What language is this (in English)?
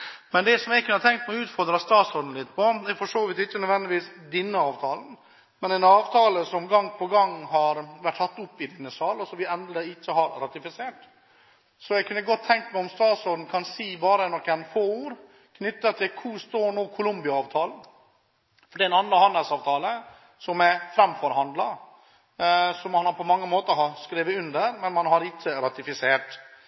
Norwegian Bokmål